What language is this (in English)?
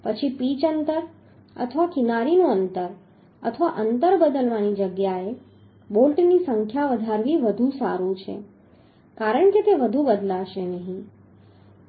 Gujarati